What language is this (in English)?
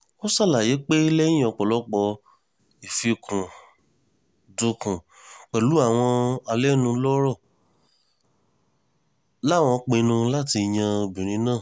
Yoruba